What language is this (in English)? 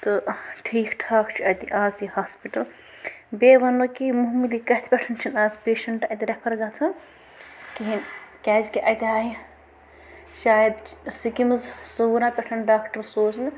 Kashmiri